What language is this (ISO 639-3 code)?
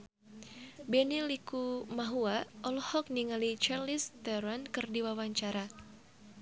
sun